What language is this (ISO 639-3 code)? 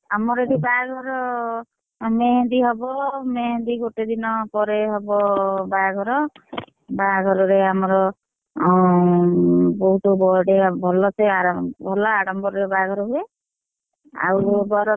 ori